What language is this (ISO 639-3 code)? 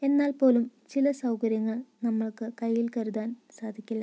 mal